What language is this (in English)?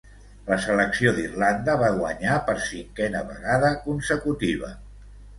Catalan